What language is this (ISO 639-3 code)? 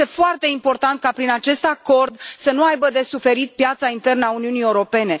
ron